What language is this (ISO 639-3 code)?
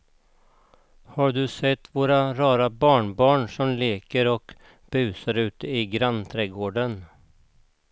swe